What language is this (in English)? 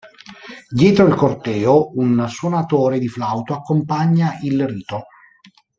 Italian